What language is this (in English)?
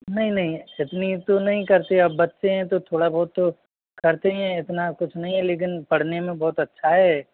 Hindi